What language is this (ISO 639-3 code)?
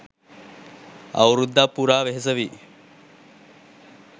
sin